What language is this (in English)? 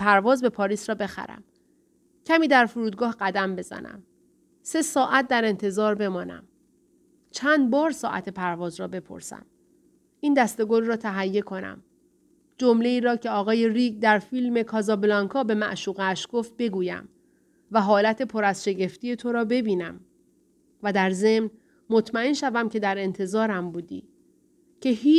Persian